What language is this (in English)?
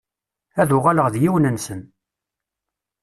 Kabyle